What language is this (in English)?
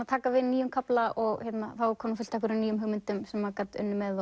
Icelandic